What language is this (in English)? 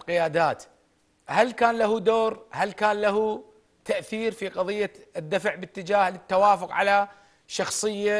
Arabic